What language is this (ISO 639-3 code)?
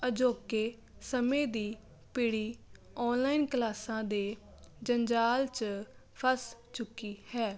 pan